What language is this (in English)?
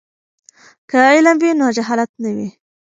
Pashto